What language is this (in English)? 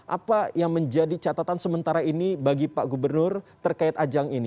Indonesian